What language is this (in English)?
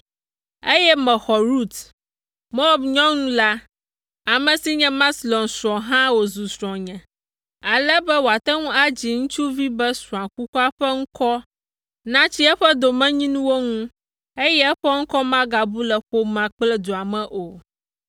Ewe